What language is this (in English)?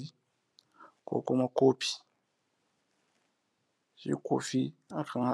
Hausa